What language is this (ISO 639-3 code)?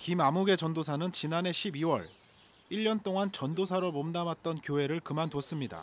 kor